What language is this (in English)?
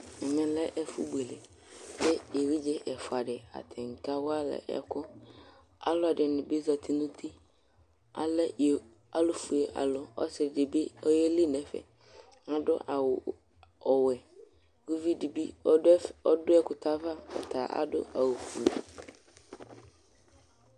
Ikposo